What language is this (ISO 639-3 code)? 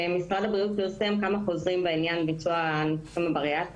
heb